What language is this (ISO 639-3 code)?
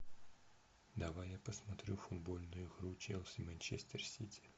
rus